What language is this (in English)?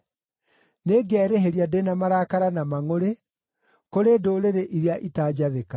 Kikuyu